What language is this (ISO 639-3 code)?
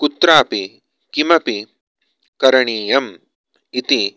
san